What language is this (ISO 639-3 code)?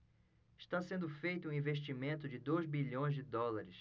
por